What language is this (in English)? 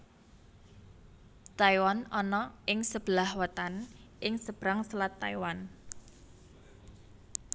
Javanese